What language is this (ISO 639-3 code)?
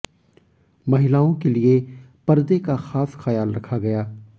hin